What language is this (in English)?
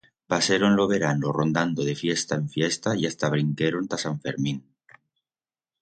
Aragonese